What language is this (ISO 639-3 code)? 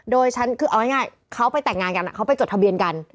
tha